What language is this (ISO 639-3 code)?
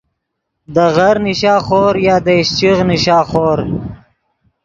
ydg